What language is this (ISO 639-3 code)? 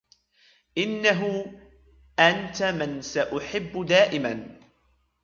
ara